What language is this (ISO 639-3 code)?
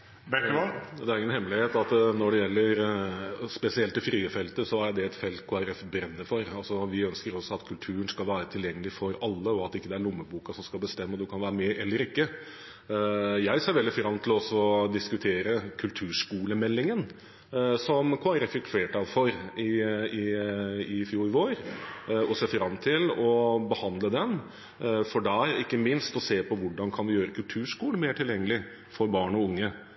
nob